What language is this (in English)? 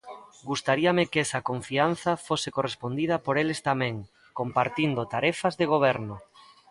Galician